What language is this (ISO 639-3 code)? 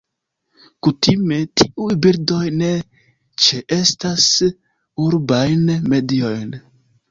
epo